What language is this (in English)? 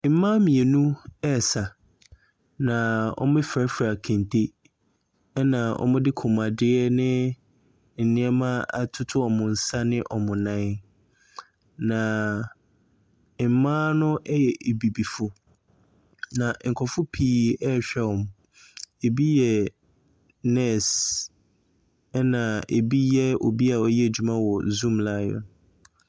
Akan